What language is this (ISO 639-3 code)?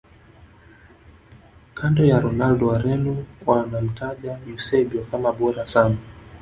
swa